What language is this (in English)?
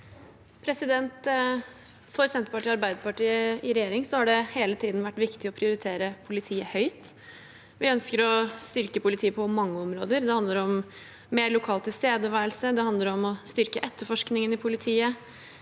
Norwegian